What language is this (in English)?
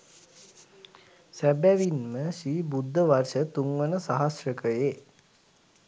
Sinhala